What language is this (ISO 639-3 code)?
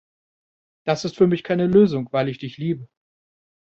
deu